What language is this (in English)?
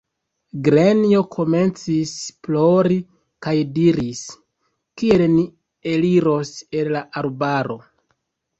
Esperanto